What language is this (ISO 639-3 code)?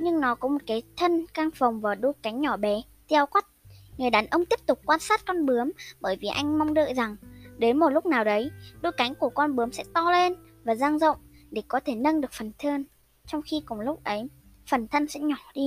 vie